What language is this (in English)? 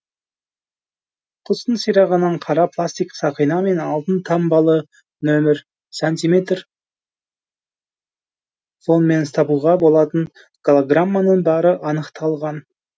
Kazakh